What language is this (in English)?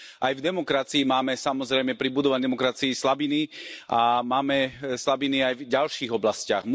Slovak